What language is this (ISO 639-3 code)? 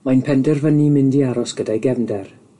cym